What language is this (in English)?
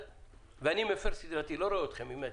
Hebrew